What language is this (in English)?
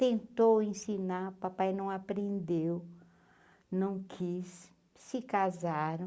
Portuguese